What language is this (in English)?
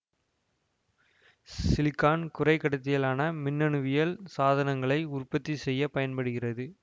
Tamil